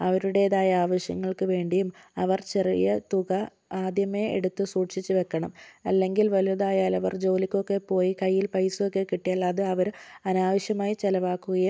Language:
Malayalam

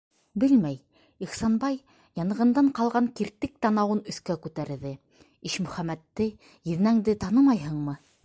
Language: Bashkir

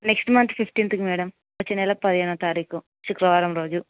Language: Telugu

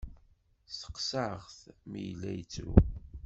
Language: Kabyle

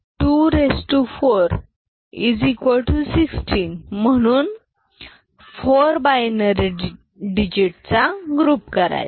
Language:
Marathi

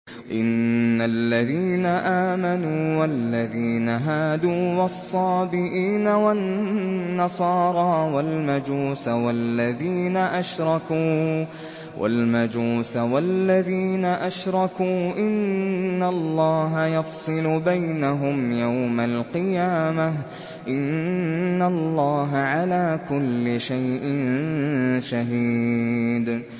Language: Arabic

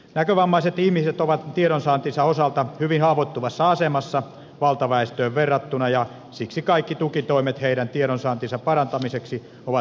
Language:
Finnish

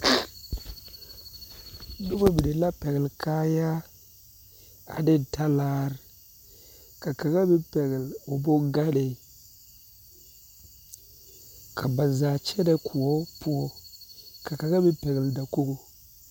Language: Southern Dagaare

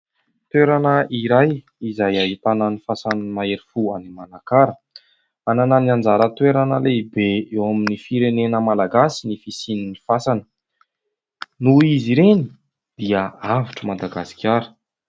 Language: Malagasy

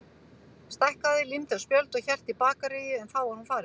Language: Icelandic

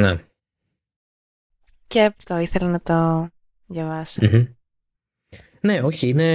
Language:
Greek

